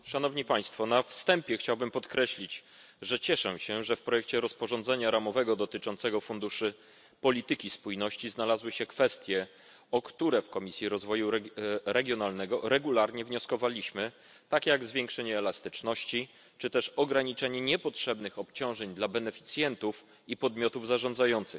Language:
Polish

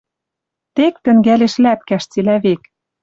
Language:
Western Mari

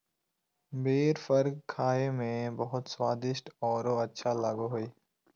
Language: Magahi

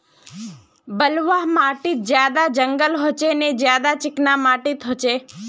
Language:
Magahi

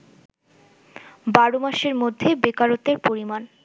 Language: Bangla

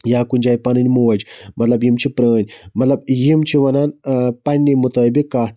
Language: Kashmiri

